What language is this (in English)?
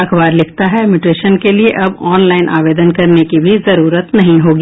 Hindi